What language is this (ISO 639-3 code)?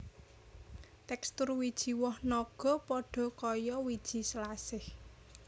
jav